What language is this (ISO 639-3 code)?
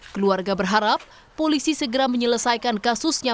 ind